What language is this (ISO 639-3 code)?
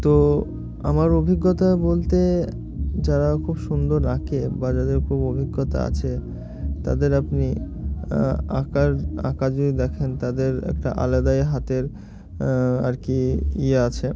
ben